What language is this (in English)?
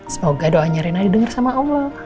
Indonesian